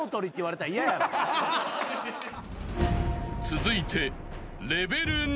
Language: Japanese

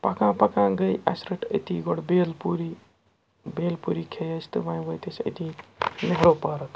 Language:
Kashmiri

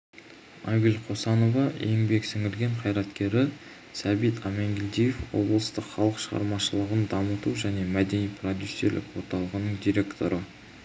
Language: Kazakh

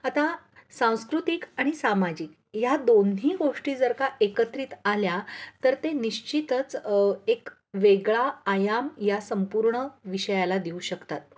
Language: Marathi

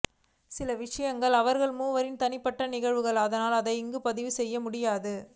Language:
Tamil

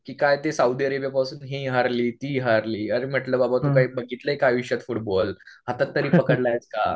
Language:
Marathi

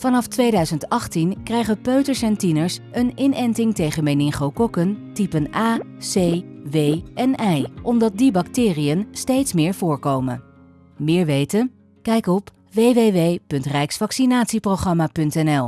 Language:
Dutch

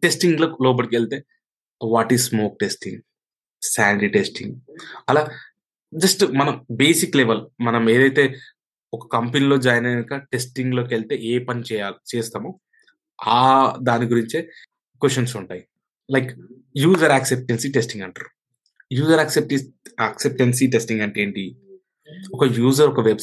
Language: Telugu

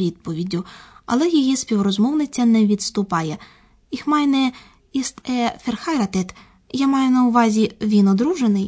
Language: Ukrainian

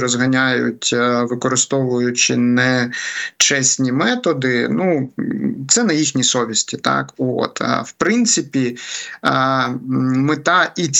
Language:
Ukrainian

